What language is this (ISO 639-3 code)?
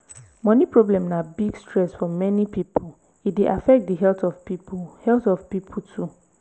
pcm